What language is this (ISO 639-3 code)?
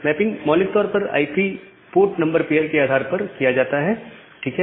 hin